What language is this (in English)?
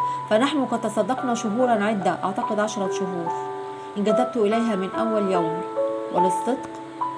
Arabic